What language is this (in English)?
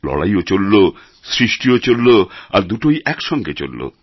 Bangla